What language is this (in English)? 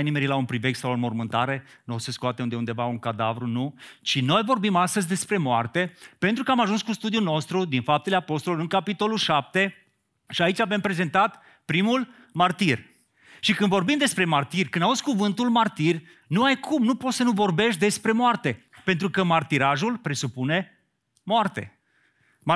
Romanian